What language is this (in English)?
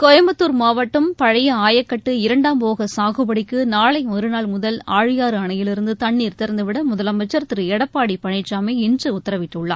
Tamil